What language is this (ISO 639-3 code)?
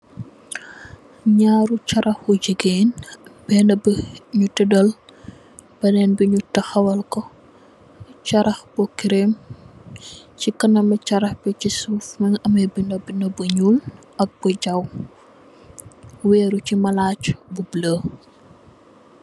wol